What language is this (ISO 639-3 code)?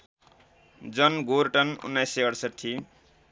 nep